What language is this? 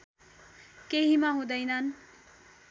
Nepali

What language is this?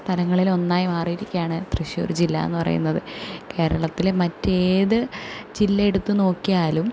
Malayalam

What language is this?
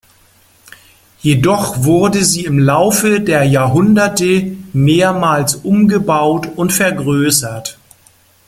German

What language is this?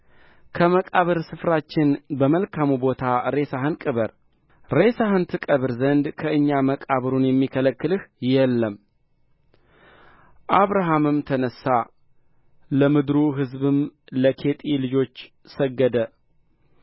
Amharic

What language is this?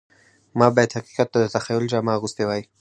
Pashto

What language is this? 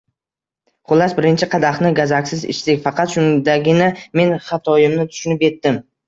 Uzbek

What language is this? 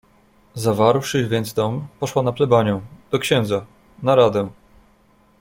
Polish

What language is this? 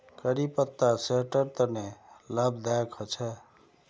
Magahi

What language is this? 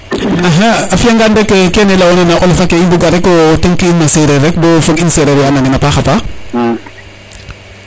Serer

